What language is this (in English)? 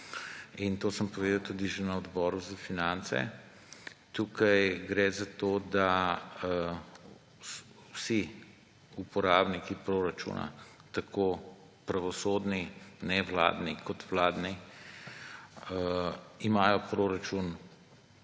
Slovenian